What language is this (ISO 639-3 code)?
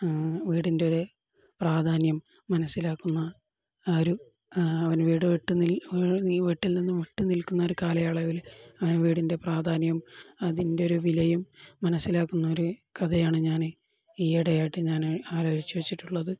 mal